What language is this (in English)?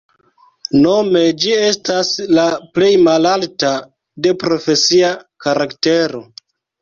Esperanto